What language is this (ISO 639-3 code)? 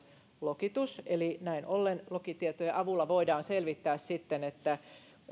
fin